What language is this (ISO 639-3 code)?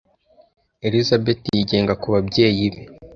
kin